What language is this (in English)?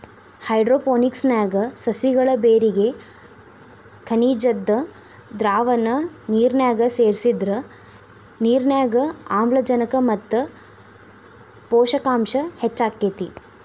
Kannada